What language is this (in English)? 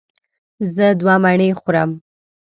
Pashto